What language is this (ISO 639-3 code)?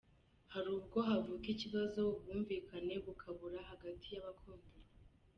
kin